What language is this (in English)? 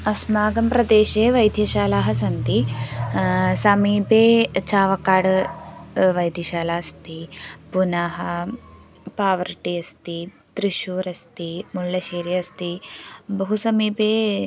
Sanskrit